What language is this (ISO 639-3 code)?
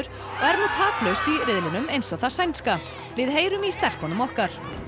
isl